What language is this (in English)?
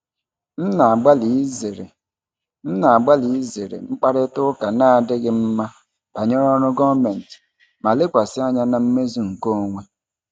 Igbo